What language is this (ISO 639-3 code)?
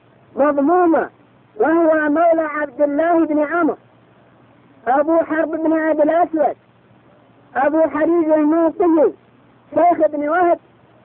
ara